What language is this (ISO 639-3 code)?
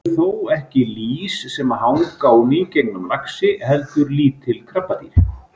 isl